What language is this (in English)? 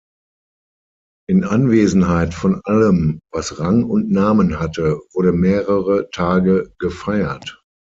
German